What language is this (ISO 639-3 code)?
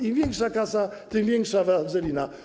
pol